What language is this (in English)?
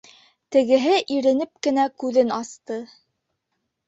Bashkir